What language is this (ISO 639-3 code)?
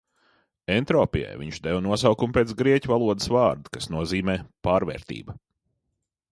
lav